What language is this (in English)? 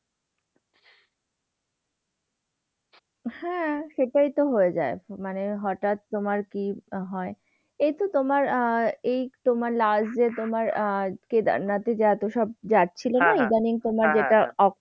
Bangla